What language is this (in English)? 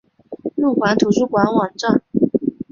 Chinese